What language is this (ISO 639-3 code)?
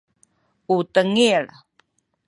szy